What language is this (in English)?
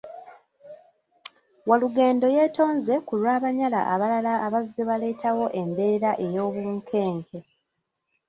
Ganda